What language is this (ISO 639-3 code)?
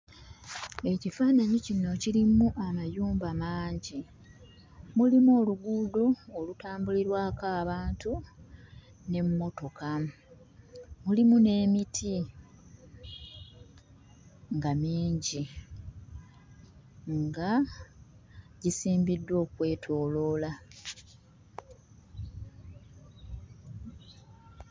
lug